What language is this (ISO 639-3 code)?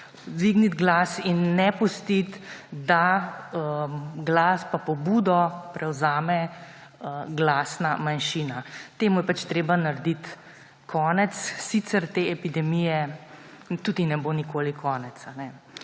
slv